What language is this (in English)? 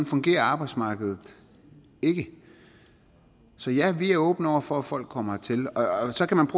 Danish